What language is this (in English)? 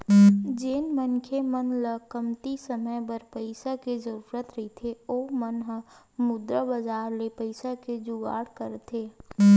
Chhattisgarhi